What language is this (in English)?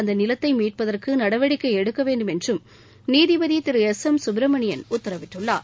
Tamil